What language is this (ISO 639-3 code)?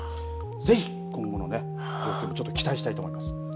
jpn